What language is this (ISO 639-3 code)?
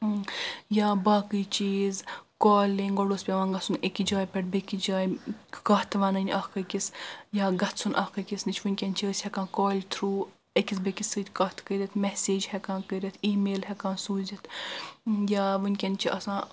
kas